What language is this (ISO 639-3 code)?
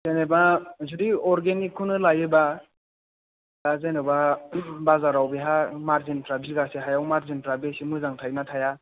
brx